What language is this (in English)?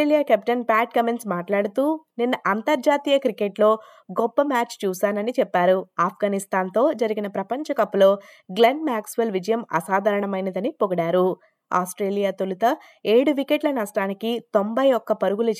Telugu